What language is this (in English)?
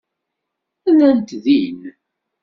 Kabyle